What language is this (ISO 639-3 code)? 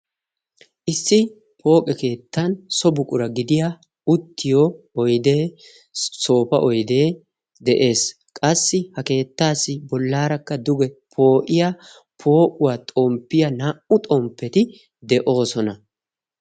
wal